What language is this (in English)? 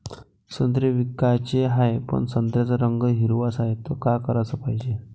Marathi